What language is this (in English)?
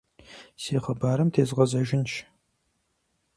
Kabardian